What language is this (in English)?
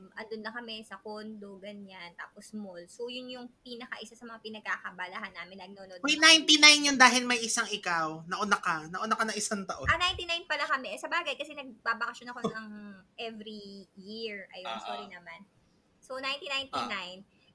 Filipino